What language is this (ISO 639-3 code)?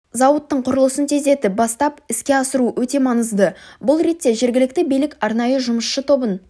kaz